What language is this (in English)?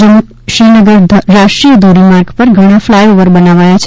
Gujarati